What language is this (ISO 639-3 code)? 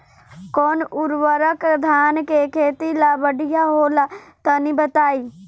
bho